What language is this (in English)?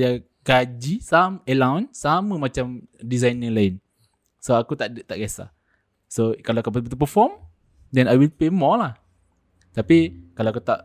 Malay